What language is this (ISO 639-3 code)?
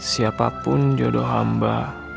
ind